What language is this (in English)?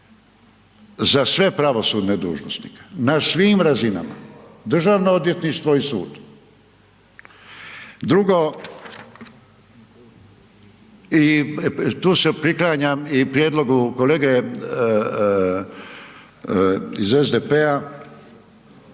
Croatian